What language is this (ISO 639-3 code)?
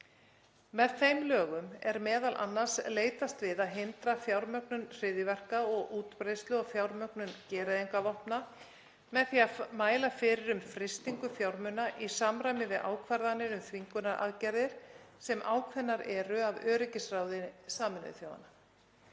isl